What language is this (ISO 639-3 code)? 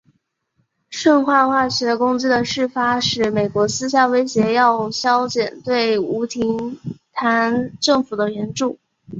zho